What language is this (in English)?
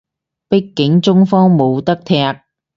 Cantonese